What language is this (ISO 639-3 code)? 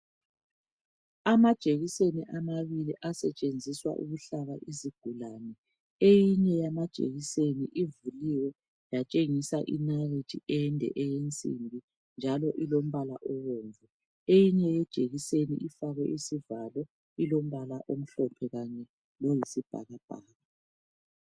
nde